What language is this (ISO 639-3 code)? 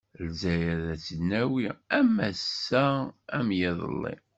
kab